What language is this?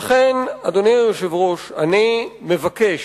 Hebrew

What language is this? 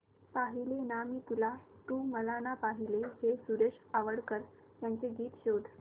Marathi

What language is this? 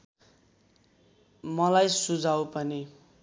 Nepali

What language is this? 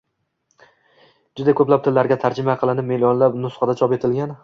Uzbek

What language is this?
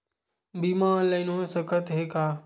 Chhattisgarhi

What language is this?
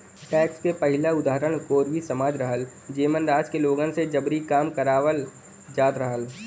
Bhojpuri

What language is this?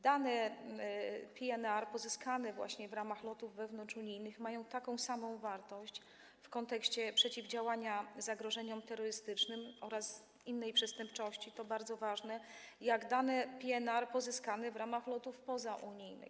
Polish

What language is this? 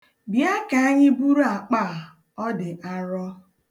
Igbo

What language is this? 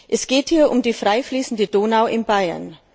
German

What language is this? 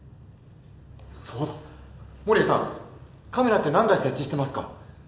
Japanese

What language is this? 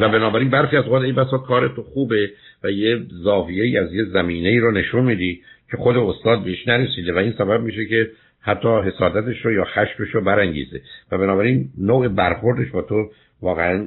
Persian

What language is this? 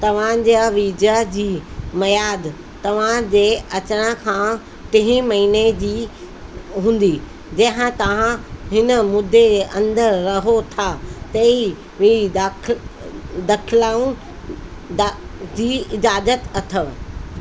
Sindhi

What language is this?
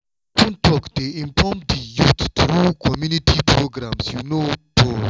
Nigerian Pidgin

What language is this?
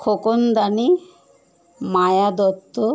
Bangla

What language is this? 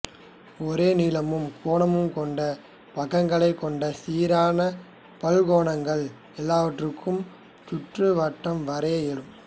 Tamil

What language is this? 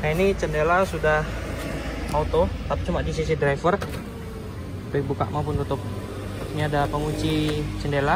Indonesian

